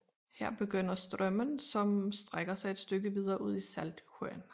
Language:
Danish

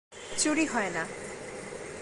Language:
Bangla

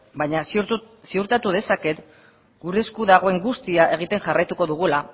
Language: Basque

